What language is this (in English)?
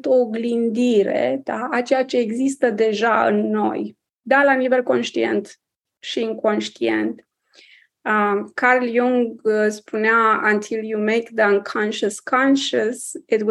Romanian